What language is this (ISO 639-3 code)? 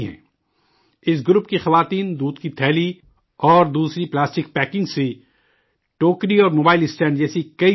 urd